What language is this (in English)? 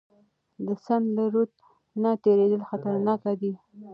Pashto